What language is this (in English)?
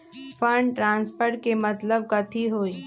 Magahi